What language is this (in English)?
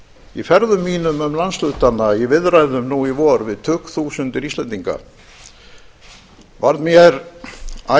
Icelandic